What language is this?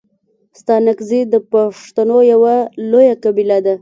Pashto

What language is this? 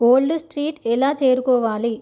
Telugu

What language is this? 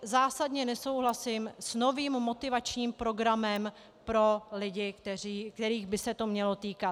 Czech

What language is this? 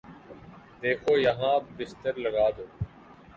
Urdu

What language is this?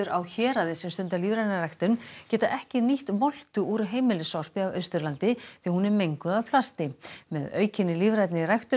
Icelandic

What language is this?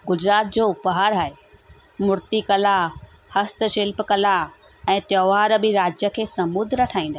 Sindhi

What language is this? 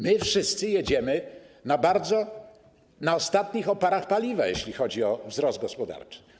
Polish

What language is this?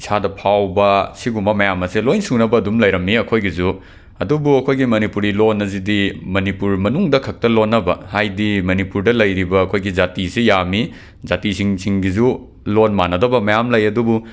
Manipuri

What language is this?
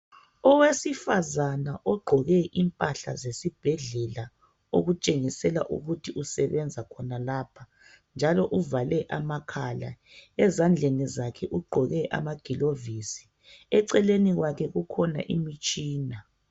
North Ndebele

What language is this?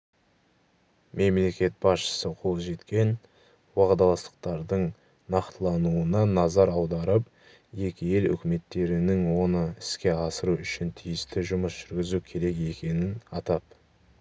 Kazakh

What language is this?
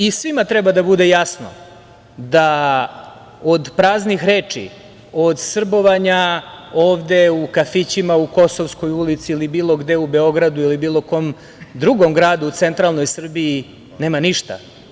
Serbian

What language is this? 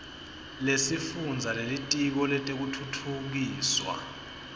Swati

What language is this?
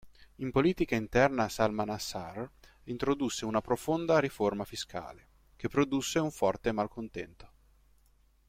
Italian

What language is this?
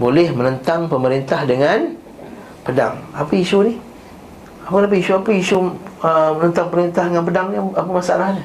Malay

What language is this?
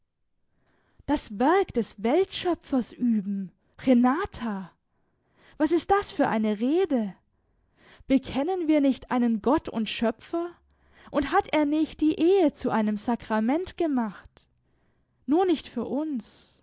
German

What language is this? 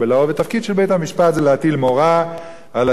Hebrew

